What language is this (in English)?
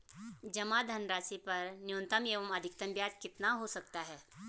Hindi